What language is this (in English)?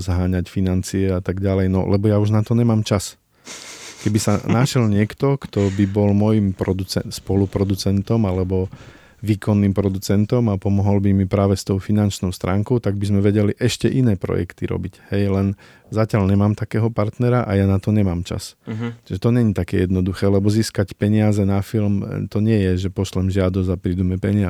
Slovak